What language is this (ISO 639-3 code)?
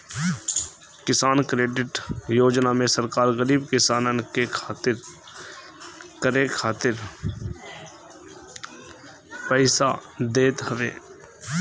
bho